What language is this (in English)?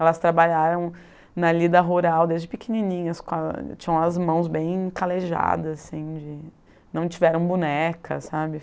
Portuguese